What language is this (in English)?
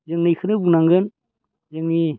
Bodo